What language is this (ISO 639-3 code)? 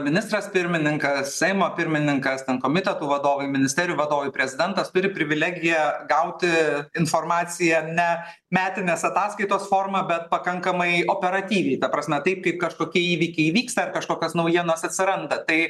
lit